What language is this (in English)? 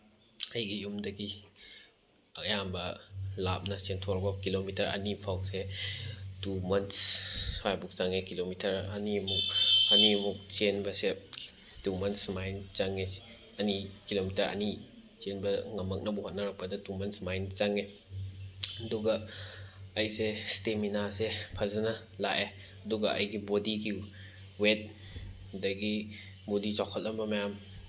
Manipuri